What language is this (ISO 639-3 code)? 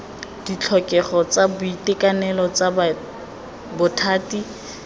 tsn